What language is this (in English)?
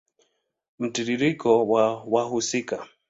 Swahili